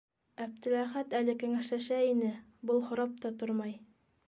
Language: Bashkir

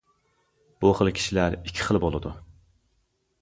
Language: Uyghur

